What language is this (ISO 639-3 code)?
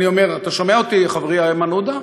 heb